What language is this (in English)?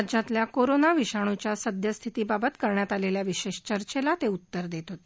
Marathi